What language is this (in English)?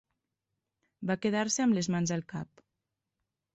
Catalan